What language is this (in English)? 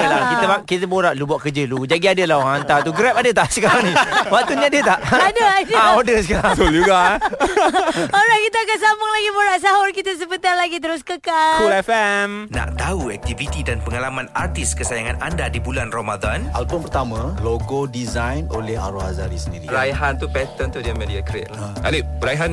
Malay